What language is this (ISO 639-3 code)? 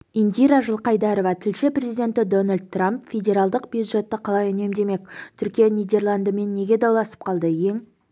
kaz